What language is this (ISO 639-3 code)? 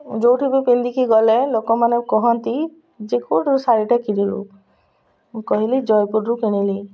ori